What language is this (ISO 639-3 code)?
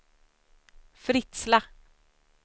swe